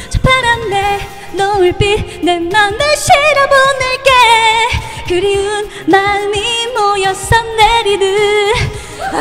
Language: Korean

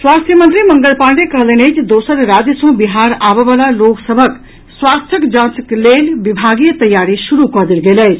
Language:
Maithili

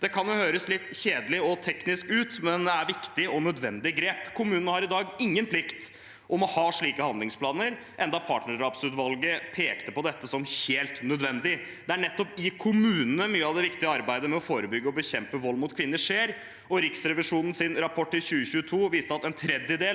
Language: Norwegian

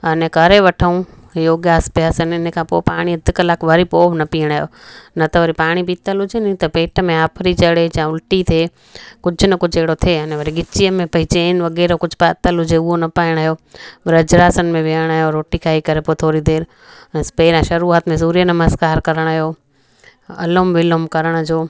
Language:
Sindhi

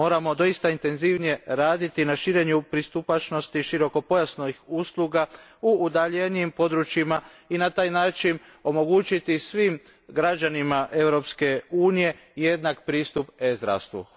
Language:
Croatian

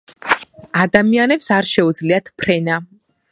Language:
Georgian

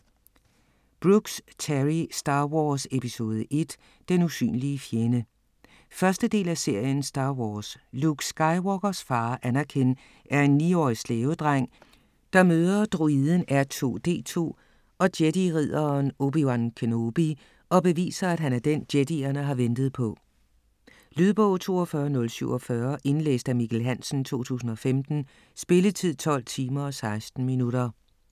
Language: Danish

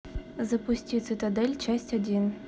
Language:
Russian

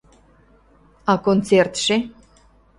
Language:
Mari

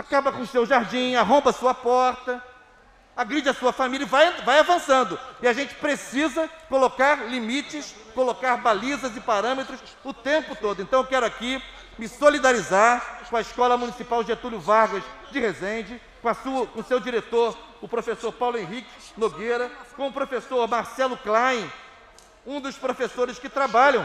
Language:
Portuguese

